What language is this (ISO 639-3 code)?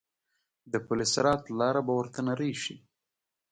pus